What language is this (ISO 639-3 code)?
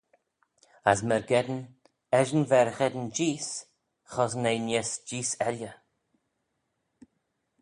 glv